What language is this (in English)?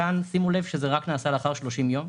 Hebrew